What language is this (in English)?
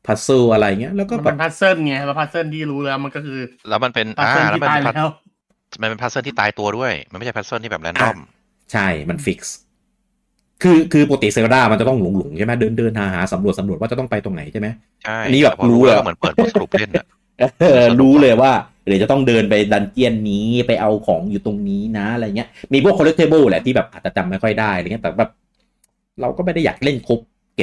Thai